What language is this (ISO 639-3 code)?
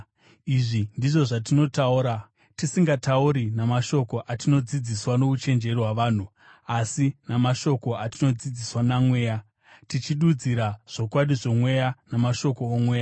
sna